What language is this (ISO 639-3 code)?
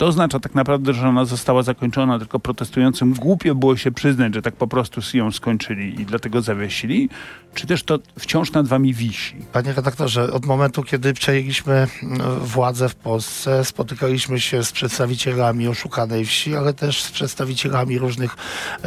pol